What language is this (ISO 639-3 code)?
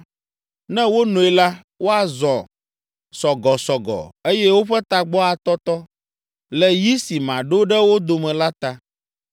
ewe